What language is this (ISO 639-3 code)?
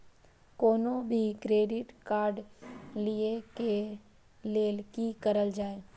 mai